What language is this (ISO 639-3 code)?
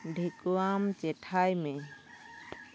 sat